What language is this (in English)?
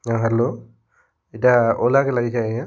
Odia